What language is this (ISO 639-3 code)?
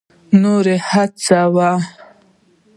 pus